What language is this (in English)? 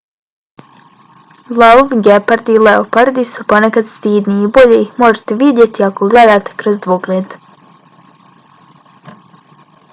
Bosnian